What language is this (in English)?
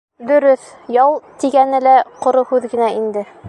Bashkir